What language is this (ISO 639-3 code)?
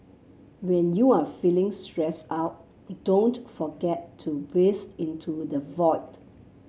eng